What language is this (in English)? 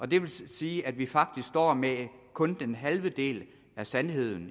Danish